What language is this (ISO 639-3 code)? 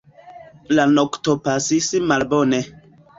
epo